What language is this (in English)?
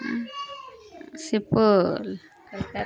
Urdu